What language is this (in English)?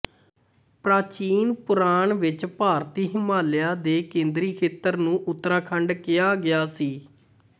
Punjabi